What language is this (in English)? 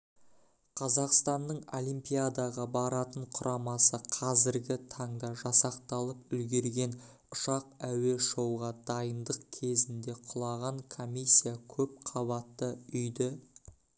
Kazakh